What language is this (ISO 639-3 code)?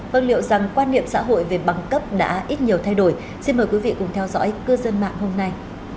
vie